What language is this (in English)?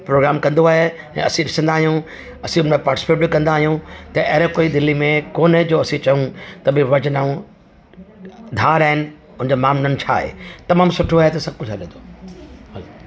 Sindhi